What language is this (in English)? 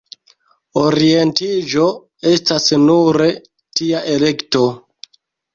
Esperanto